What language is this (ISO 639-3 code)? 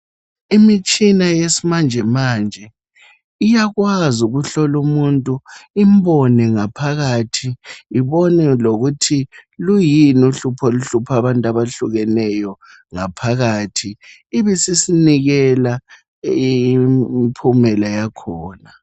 nde